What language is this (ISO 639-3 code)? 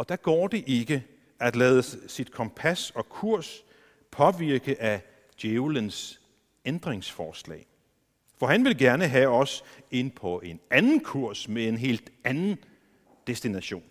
dan